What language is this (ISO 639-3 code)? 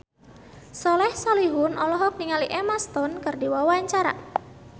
sun